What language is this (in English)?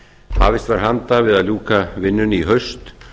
Icelandic